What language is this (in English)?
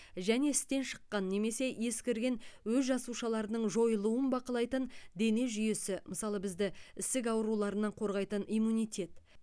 Kazakh